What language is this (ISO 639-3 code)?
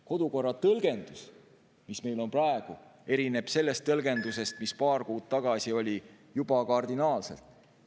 est